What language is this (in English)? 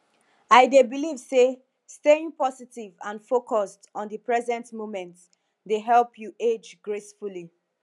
Nigerian Pidgin